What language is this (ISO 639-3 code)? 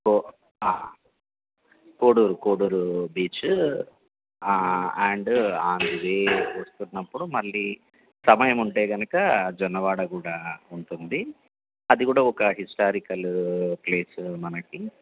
tel